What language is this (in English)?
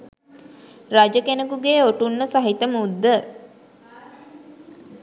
Sinhala